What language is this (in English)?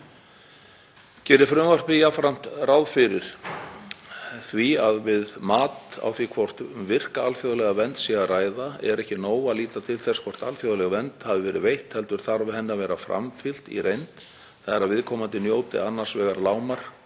Icelandic